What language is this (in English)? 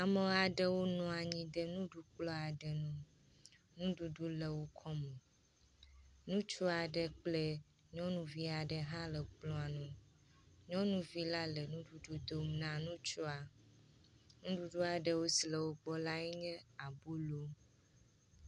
Ewe